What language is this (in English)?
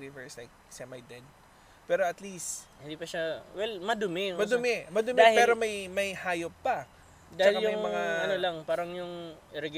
Filipino